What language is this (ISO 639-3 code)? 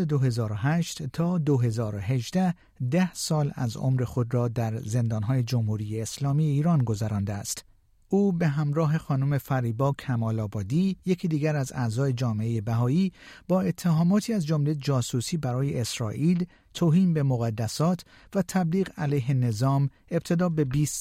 fas